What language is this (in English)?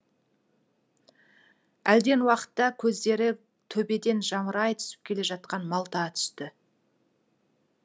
Kazakh